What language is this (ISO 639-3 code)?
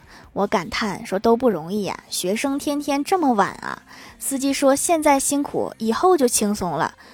zho